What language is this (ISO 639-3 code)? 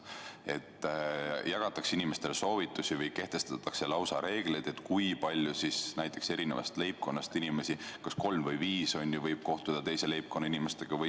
est